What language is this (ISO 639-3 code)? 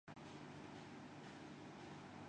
urd